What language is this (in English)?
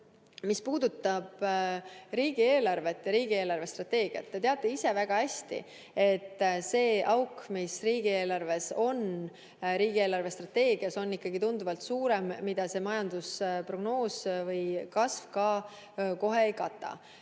Estonian